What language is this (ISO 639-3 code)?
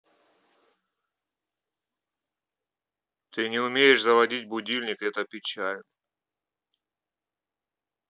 rus